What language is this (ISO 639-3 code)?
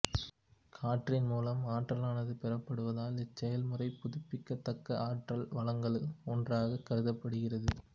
tam